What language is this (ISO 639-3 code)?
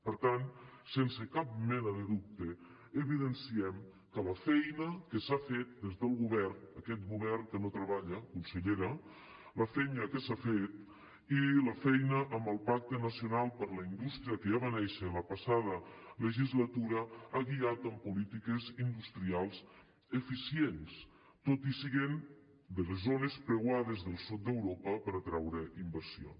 cat